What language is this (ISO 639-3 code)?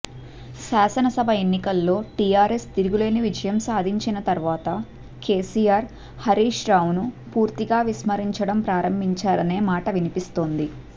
tel